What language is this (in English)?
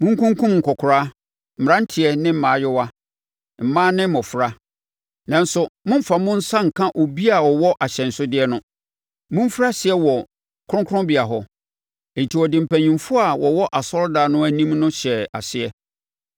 Akan